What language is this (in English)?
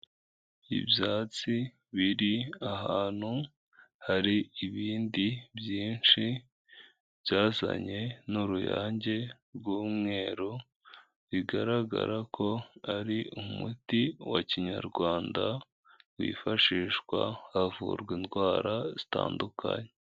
Kinyarwanda